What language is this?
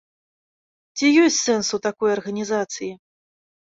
Belarusian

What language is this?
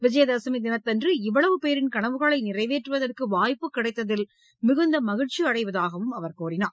Tamil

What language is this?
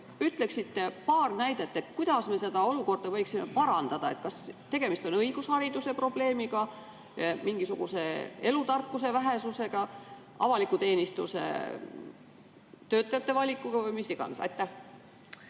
Estonian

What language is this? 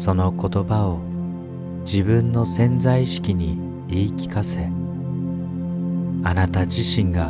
Japanese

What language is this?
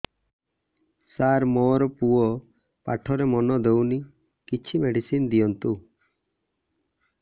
Odia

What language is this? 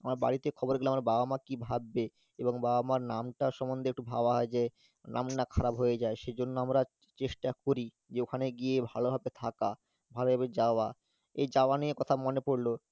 Bangla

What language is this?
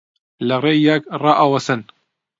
Central Kurdish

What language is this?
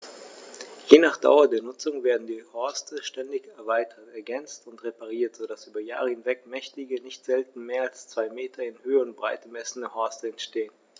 German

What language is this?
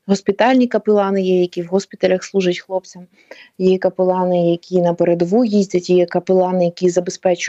Ukrainian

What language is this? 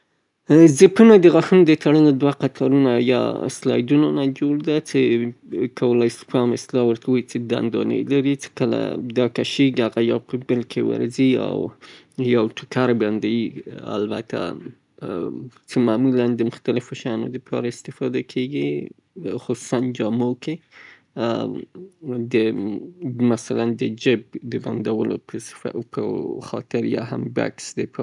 Southern Pashto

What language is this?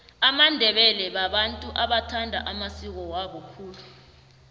South Ndebele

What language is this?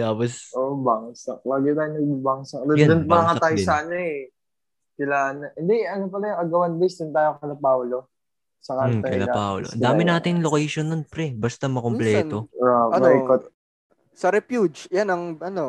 Filipino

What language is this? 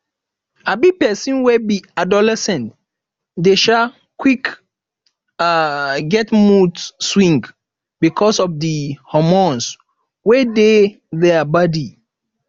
Nigerian Pidgin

